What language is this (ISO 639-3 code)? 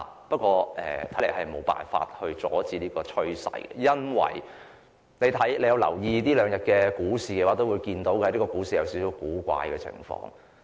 yue